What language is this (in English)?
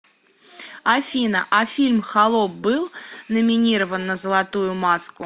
Russian